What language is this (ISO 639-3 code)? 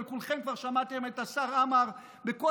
heb